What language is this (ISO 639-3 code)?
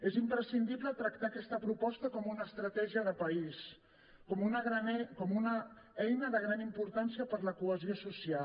cat